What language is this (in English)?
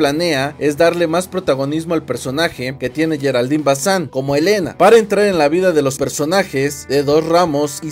Spanish